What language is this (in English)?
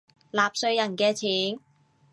Cantonese